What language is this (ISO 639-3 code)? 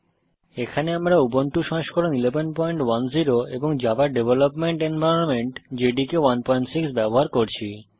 ben